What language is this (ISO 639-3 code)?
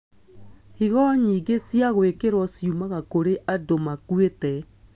kik